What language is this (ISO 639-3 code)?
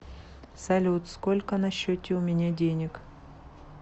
rus